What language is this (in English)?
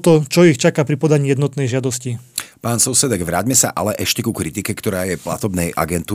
Slovak